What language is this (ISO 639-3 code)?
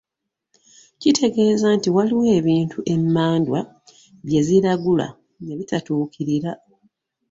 lug